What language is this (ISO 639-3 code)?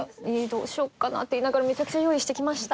jpn